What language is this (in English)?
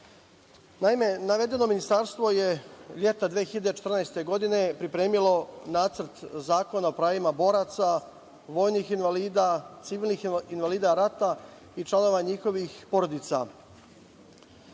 Serbian